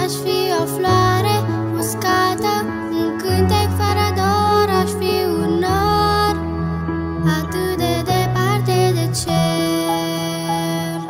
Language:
Romanian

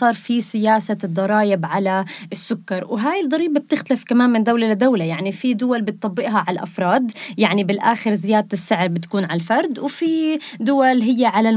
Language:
Arabic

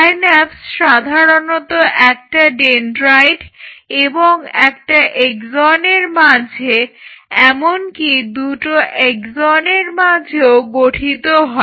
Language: Bangla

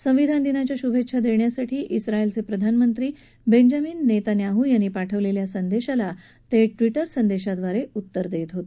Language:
Marathi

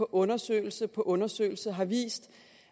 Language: Danish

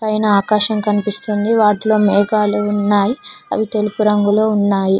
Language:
Telugu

